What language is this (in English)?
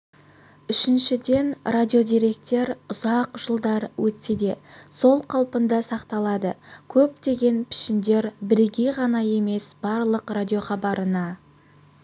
Kazakh